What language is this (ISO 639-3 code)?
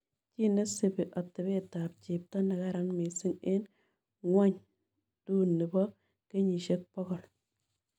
kln